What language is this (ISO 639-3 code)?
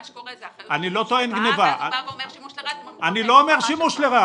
heb